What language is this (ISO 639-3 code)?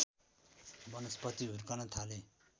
nep